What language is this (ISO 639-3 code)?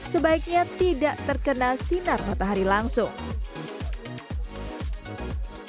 ind